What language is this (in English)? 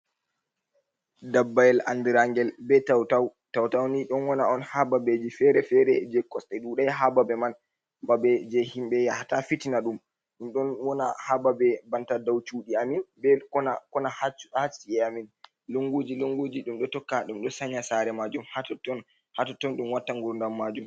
Fula